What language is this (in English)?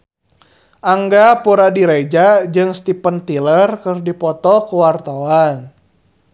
Sundanese